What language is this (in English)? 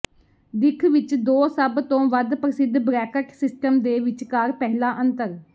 Punjabi